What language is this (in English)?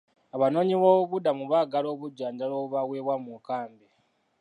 Ganda